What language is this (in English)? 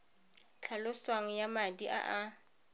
Tswana